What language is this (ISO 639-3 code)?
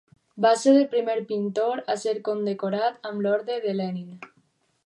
cat